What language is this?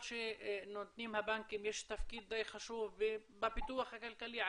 Hebrew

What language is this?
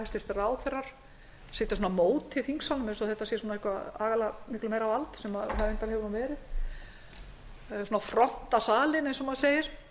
Icelandic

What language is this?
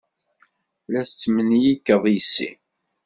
Kabyle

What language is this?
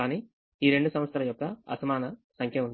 Telugu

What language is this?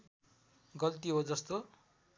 Nepali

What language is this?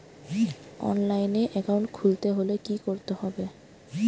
Bangla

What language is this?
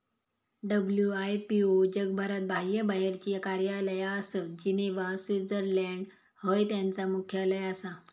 Marathi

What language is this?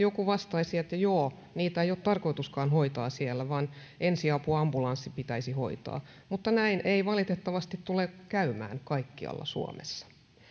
Finnish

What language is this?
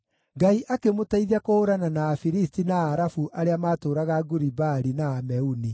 Kikuyu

